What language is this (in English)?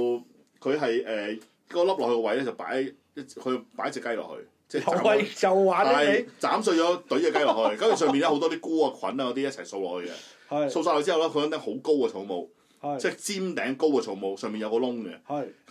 Chinese